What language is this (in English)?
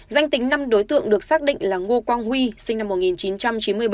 Vietnamese